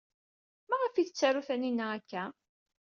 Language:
Kabyle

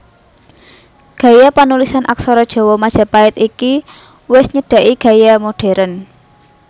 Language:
Javanese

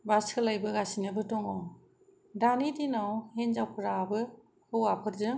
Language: Bodo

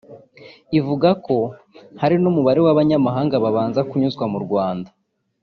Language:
Kinyarwanda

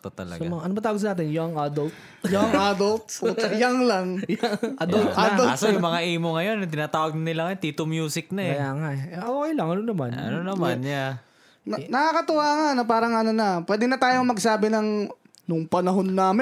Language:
Filipino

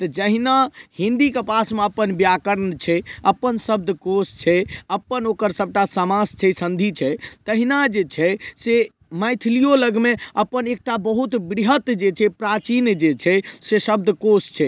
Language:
Maithili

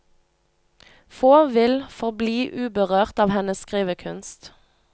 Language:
Norwegian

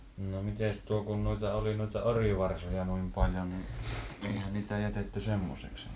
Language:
Finnish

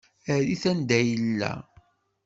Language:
Kabyle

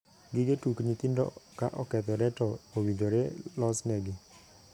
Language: Luo (Kenya and Tanzania)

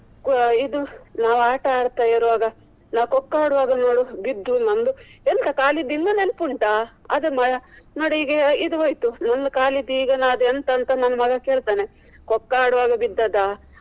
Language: Kannada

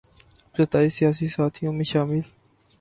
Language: Urdu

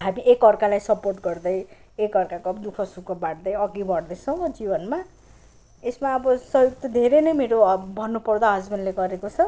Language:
Nepali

